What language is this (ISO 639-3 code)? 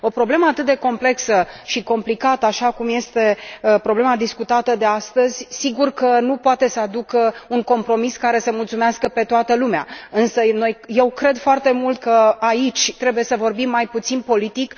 ron